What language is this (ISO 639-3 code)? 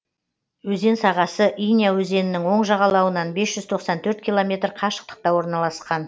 kaz